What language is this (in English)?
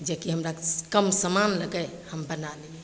Maithili